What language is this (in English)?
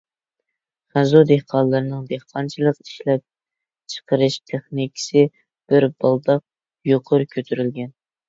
Uyghur